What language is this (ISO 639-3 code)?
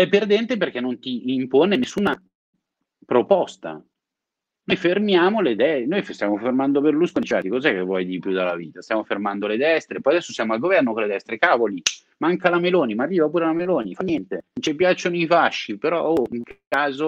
ita